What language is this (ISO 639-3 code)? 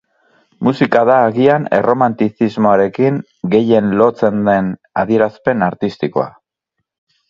eus